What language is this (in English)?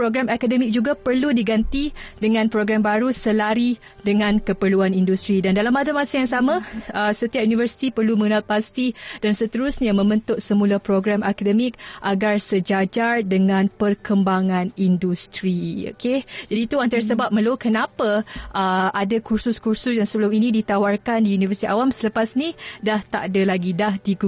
Malay